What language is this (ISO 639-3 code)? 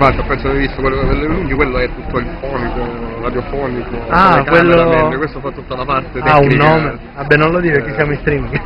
ita